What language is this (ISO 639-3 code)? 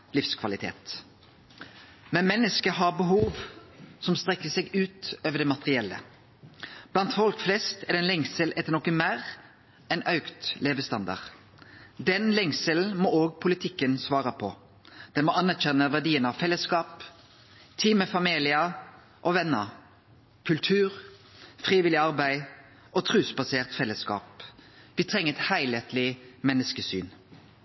nno